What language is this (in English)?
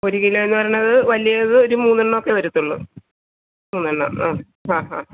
Malayalam